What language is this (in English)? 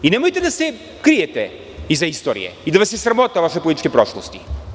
Serbian